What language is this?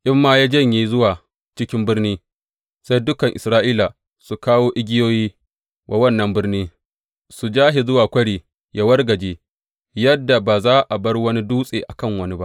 Hausa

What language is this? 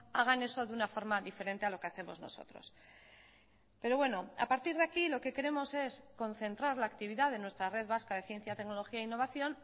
Spanish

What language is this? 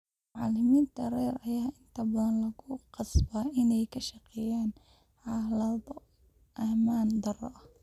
Somali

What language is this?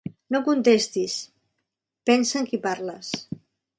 Catalan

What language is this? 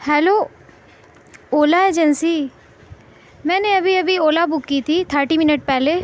Urdu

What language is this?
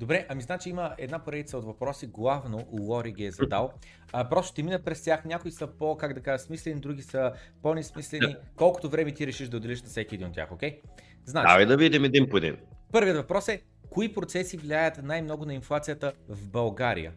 Bulgarian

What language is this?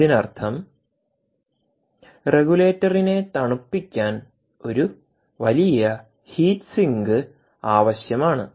Malayalam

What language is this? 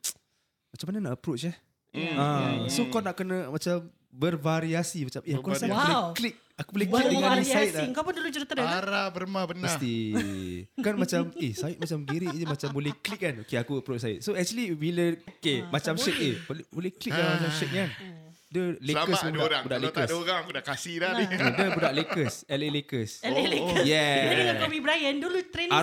Malay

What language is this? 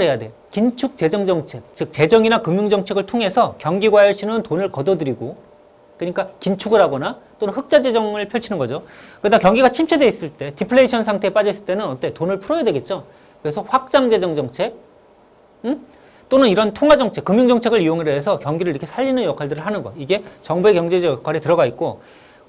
Korean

